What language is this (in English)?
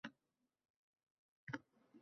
Uzbek